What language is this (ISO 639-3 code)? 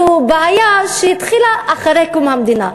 heb